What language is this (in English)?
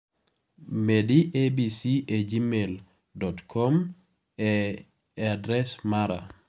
Luo (Kenya and Tanzania)